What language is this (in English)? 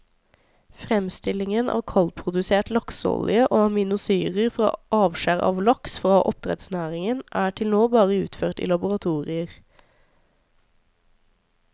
Norwegian